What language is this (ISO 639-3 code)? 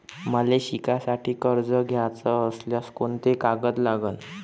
mar